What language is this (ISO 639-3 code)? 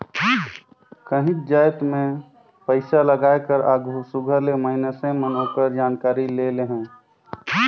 hne